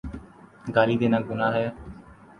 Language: Urdu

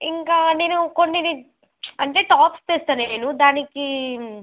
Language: Telugu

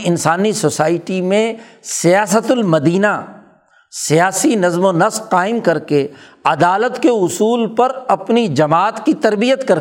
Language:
Urdu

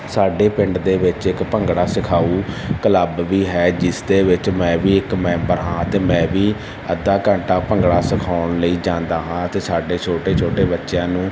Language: Punjabi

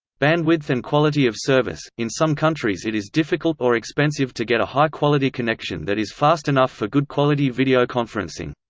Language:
English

